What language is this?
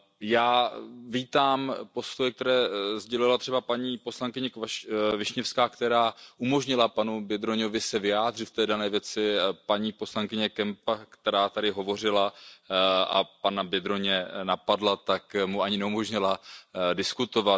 Czech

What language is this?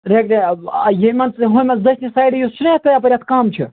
Kashmiri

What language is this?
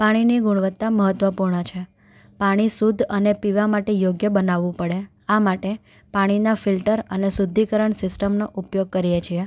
Gujarati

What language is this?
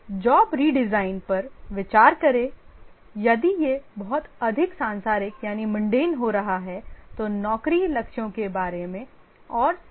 Hindi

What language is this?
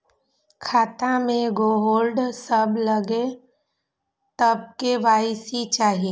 Maithili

